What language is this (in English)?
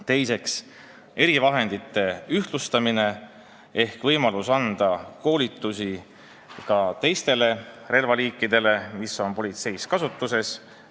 Estonian